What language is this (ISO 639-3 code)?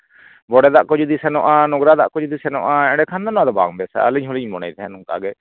sat